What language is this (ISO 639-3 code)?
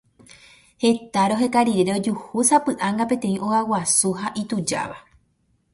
grn